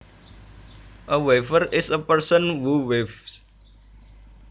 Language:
Javanese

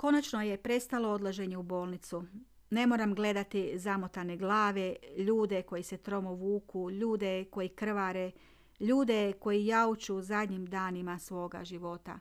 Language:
Croatian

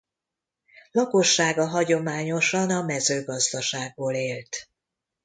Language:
Hungarian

